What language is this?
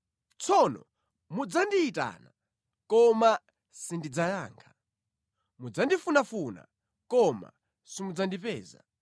Nyanja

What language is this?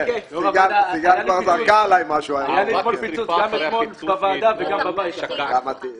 Hebrew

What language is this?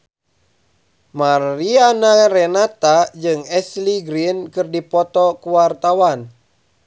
Sundanese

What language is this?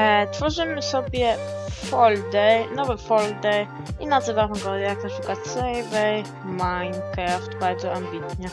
Polish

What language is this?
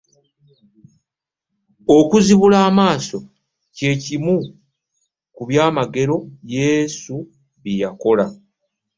Ganda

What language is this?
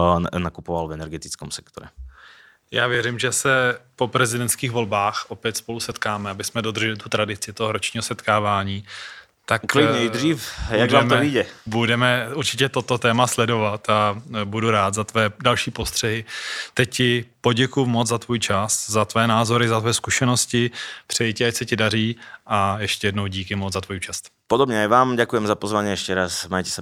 Czech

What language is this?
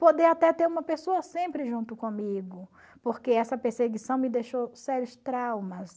Portuguese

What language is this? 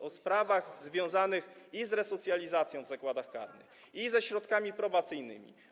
Polish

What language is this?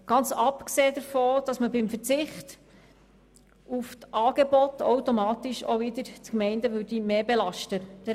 Swiss German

